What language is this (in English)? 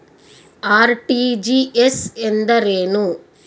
Kannada